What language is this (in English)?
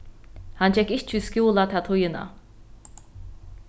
Faroese